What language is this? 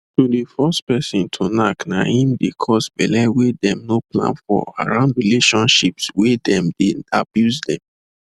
Nigerian Pidgin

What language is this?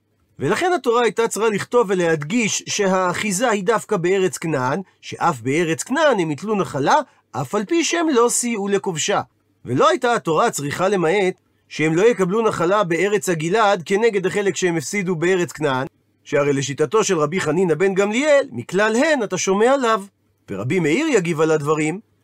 Hebrew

